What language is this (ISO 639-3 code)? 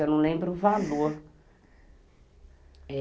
por